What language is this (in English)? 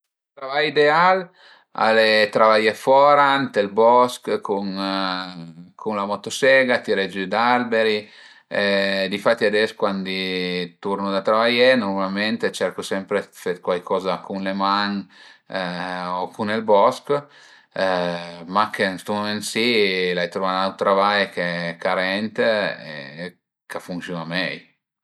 Piedmontese